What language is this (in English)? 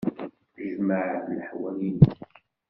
Kabyle